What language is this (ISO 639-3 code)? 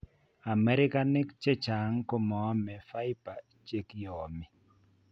kln